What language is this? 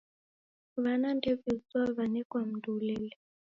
Taita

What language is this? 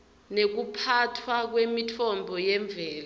Swati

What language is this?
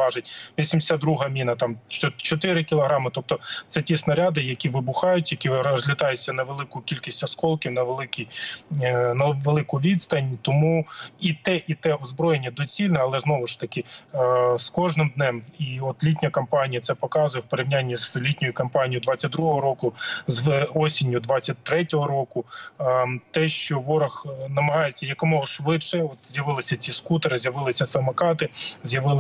Ukrainian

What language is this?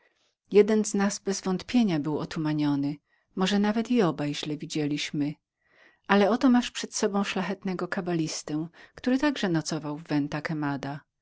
Polish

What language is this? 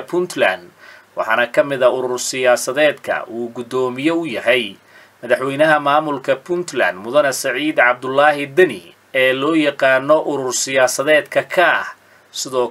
Arabic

